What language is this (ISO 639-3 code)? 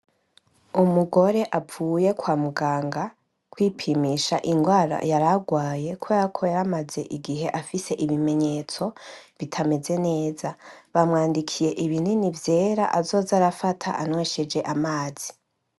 run